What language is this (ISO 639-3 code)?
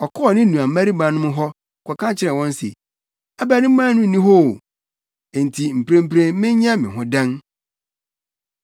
aka